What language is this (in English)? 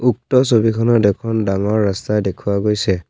Assamese